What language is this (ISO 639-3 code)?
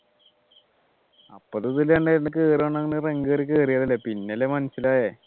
mal